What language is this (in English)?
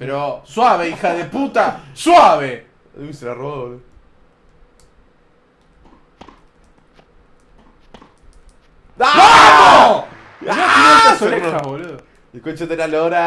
Spanish